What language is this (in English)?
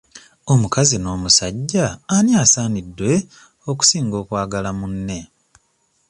Ganda